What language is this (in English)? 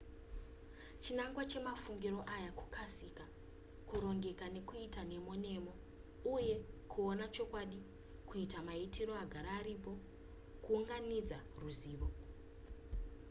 Shona